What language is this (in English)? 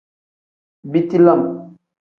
Tem